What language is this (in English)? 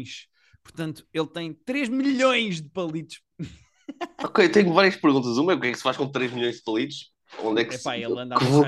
Portuguese